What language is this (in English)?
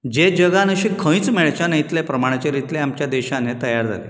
Konkani